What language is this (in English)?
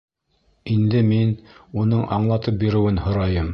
Bashkir